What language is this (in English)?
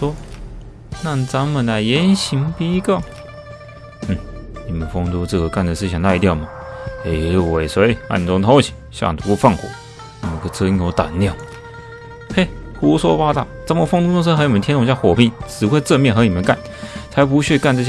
Chinese